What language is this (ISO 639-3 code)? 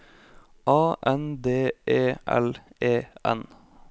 nor